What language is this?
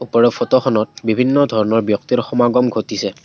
Assamese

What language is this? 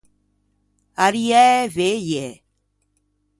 Ligurian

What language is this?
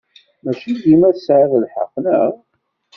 Kabyle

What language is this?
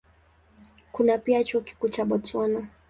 Swahili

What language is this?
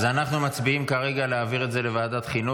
Hebrew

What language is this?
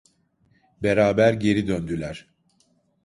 Turkish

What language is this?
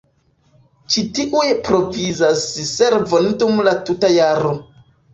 Esperanto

